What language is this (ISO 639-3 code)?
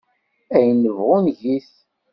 kab